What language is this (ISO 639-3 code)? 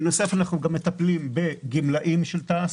heb